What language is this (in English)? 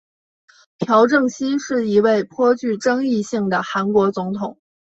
Chinese